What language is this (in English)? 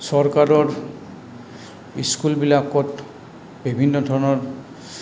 Assamese